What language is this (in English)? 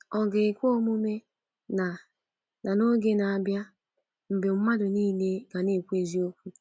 Igbo